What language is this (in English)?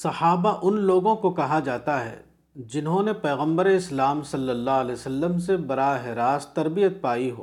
Urdu